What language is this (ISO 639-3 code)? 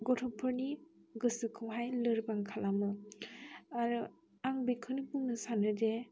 brx